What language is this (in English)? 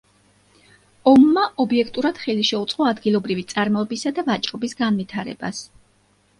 Georgian